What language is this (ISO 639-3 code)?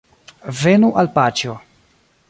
epo